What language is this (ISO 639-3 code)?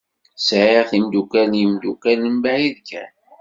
kab